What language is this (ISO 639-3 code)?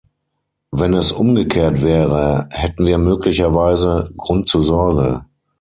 deu